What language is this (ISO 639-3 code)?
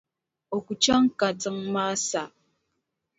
dag